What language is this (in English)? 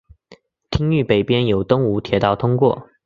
Chinese